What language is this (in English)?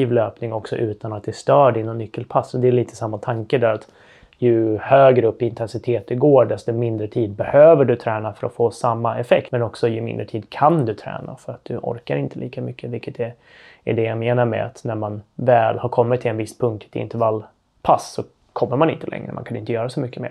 Swedish